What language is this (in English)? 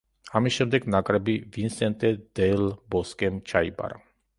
Georgian